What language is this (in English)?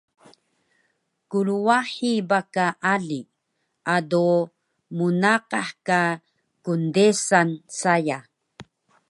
Taroko